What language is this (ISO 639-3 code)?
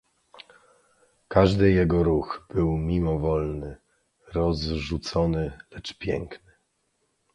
pol